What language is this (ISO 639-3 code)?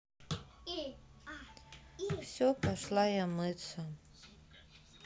rus